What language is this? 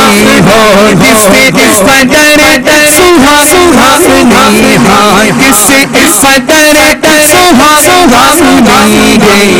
Urdu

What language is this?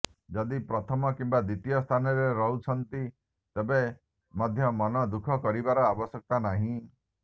Odia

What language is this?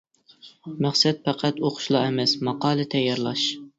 Uyghur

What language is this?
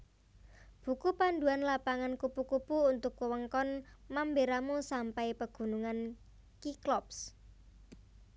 Javanese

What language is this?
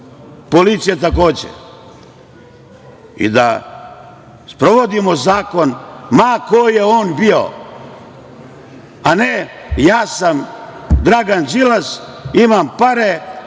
Serbian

